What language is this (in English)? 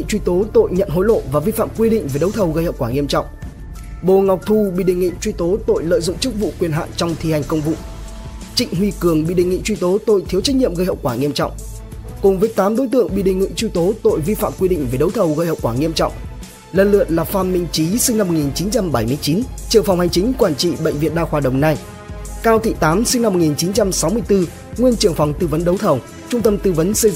Vietnamese